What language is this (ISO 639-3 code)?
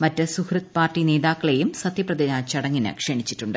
mal